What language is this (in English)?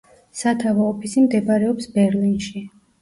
Georgian